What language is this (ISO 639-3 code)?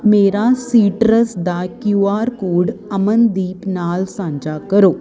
pan